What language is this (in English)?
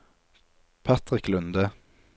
Norwegian